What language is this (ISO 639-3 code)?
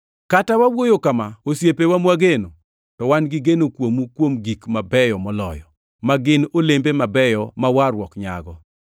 luo